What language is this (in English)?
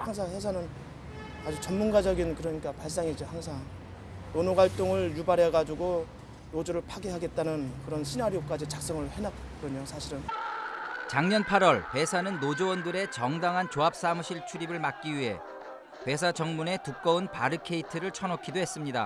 Korean